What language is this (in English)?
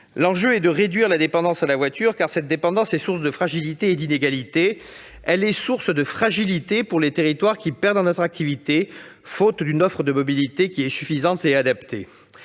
French